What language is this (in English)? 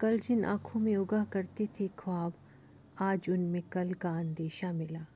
Hindi